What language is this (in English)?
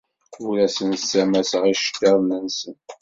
Kabyle